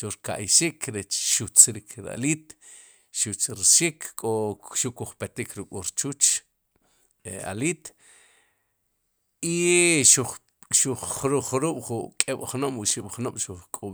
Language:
Sipacapense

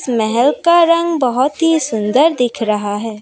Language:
Hindi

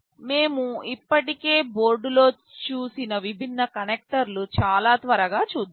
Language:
Telugu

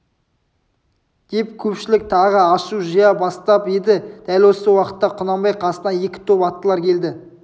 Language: Kazakh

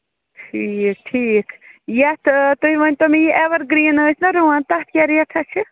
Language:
Kashmiri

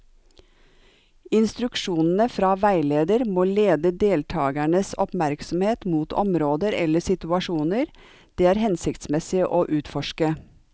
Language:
Norwegian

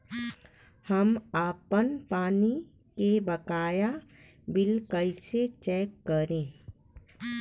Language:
Bhojpuri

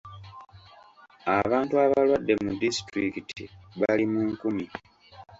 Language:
Ganda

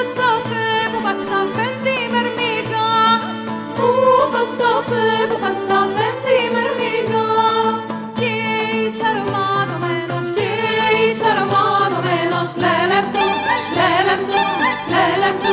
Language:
Greek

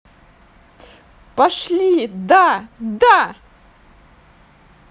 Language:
Russian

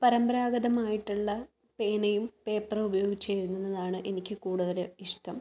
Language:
Malayalam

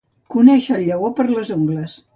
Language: Catalan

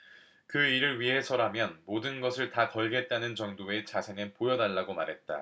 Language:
Korean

